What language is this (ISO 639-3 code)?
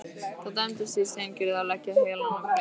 isl